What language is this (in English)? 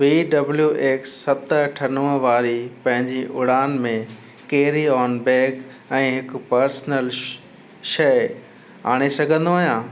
Sindhi